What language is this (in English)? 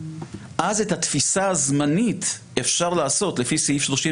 Hebrew